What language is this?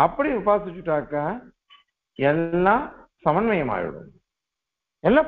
Turkish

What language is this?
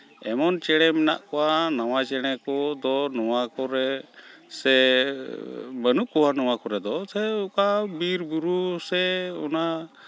Santali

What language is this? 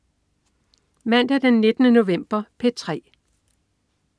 Danish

